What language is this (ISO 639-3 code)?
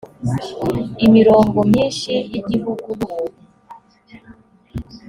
kin